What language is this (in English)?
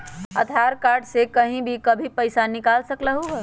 Magahi